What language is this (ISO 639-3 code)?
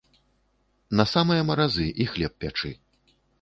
bel